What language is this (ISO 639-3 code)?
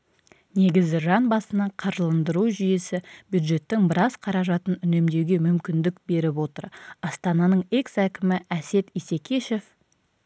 kaz